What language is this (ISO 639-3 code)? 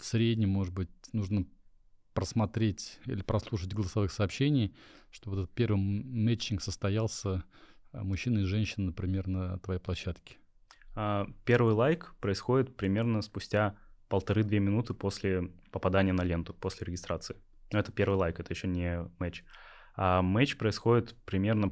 rus